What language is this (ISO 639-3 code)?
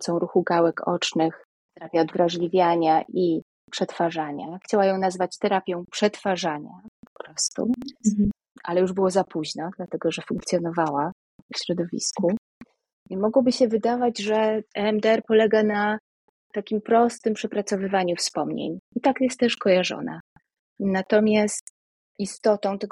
pol